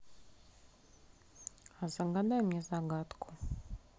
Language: Russian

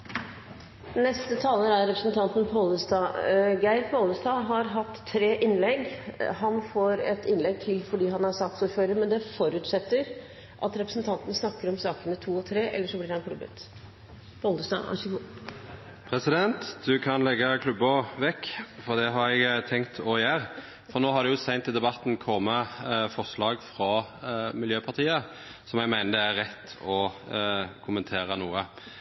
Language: Norwegian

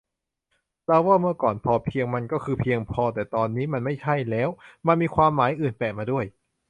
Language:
Thai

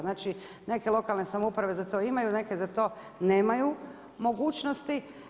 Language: Croatian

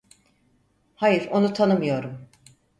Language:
Turkish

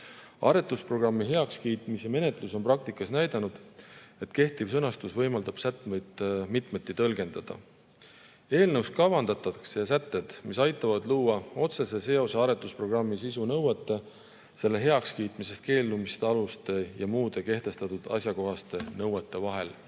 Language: Estonian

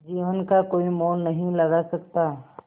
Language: Hindi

